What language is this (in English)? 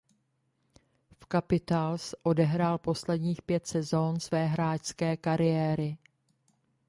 Czech